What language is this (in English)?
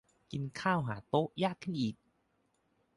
Thai